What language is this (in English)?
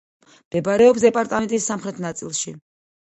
Georgian